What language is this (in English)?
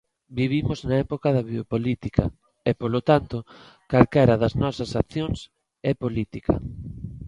Galician